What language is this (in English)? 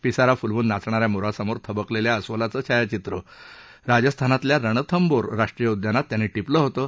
Marathi